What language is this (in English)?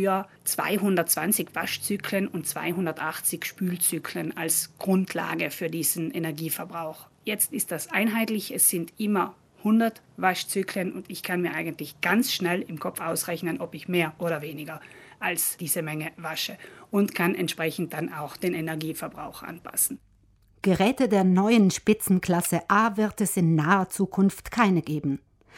German